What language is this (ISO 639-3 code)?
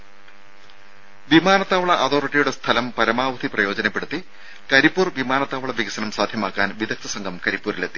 mal